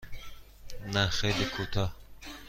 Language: Persian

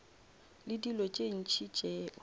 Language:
Northern Sotho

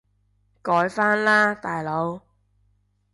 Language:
Cantonese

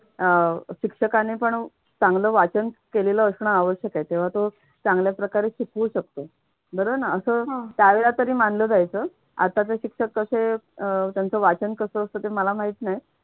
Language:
Marathi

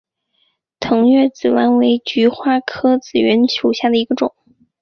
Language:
Chinese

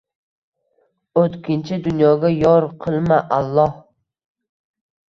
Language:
Uzbek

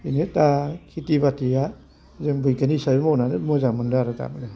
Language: Bodo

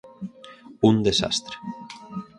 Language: Galician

